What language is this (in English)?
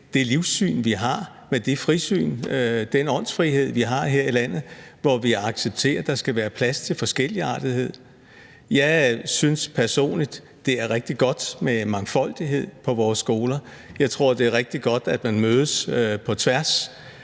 Danish